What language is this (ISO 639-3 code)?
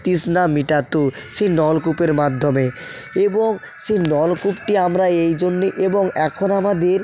ben